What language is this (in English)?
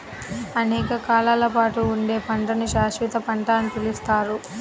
Telugu